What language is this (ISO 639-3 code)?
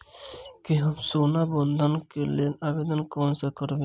mai